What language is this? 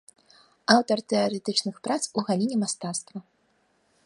Belarusian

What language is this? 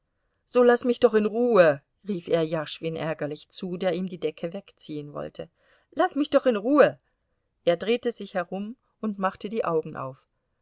German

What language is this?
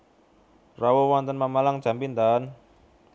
Javanese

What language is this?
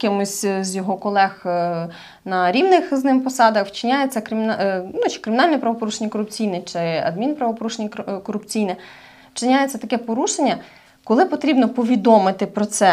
Ukrainian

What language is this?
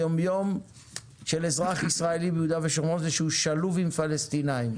Hebrew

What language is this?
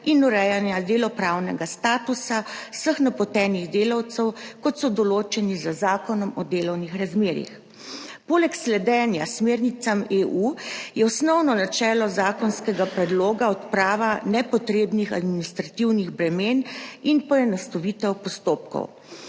Slovenian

